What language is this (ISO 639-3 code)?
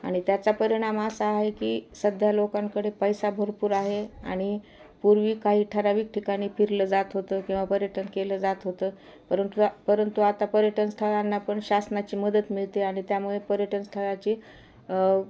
mar